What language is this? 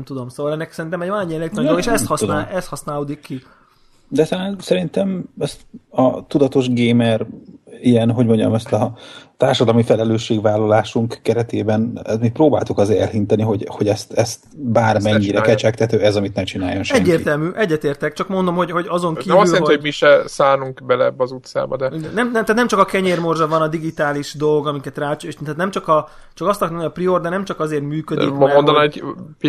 Hungarian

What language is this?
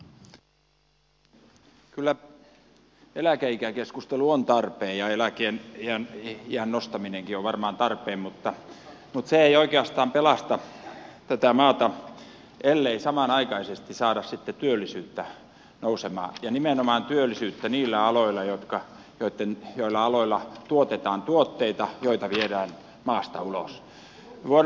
Finnish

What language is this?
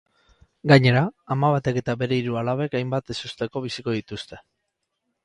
Basque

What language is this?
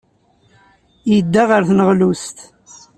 Kabyle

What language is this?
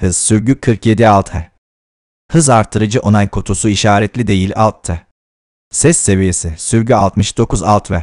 Turkish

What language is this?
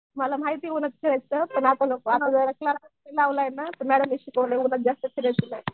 Marathi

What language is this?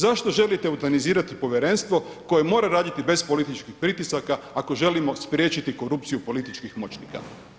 Croatian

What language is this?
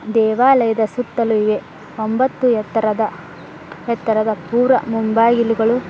Kannada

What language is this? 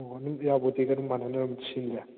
Manipuri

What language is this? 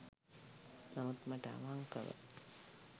Sinhala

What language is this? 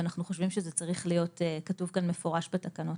Hebrew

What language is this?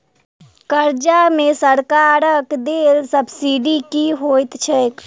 Maithili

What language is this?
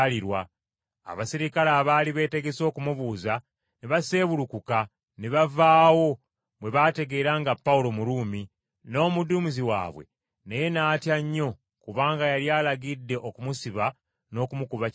Ganda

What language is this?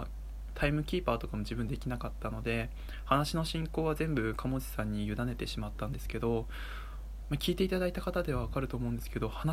Japanese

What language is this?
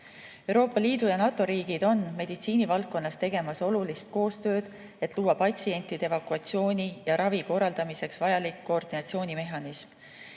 Estonian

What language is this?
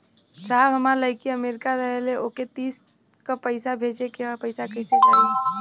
Bhojpuri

